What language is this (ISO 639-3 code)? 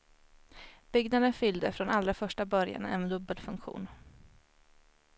swe